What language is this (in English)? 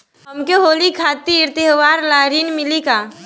Bhojpuri